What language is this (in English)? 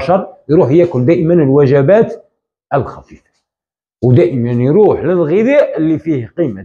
Arabic